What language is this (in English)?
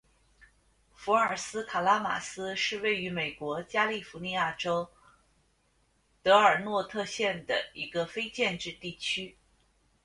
Chinese